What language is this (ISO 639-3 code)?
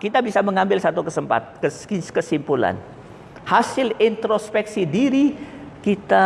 ind